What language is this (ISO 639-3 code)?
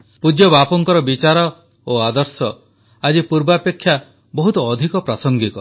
ori